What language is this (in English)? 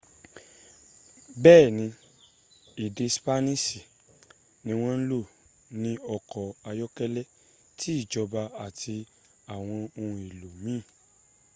Yoruba